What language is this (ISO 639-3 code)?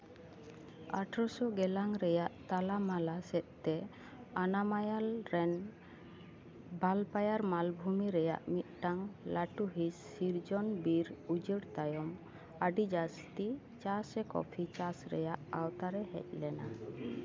sat